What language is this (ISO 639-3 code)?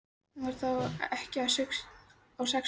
isl